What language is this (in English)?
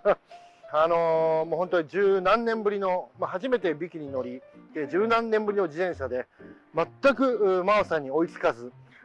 Japanese